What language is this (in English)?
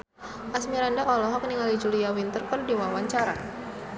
Sundanese